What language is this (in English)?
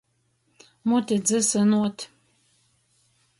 Latgalian